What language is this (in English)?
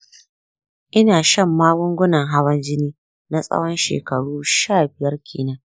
Hausa